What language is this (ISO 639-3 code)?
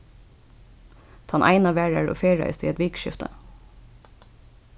fao